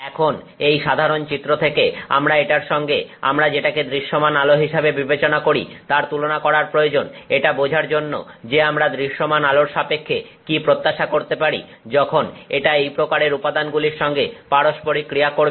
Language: Bangla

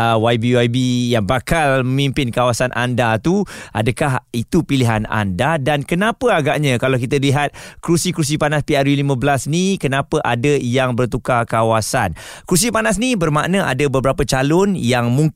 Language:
Malay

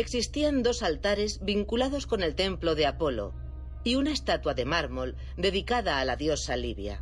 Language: Spanish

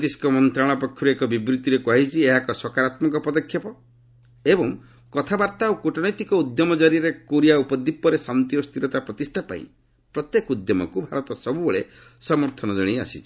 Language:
Odia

